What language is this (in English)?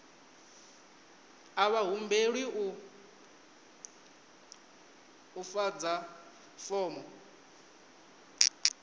Venda